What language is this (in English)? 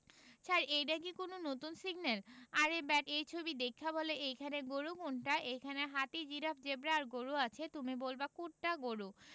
Bangla